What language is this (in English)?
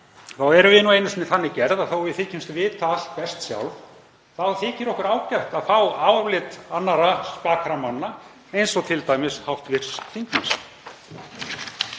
Icelandic